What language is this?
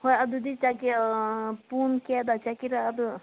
Manipuri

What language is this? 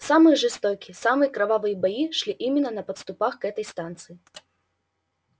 Russian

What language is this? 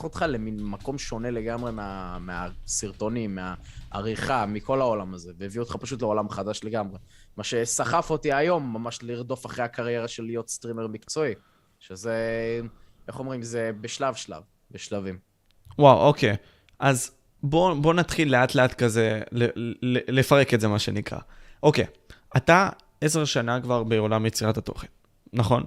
Hebrew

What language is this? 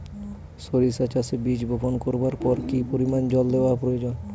Bangla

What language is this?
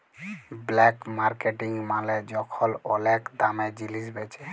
Bangla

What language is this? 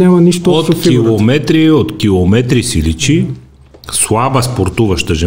Bulgarian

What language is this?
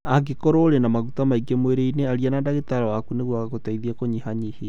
Kikuyu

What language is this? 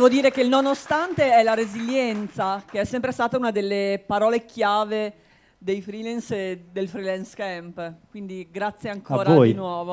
Italian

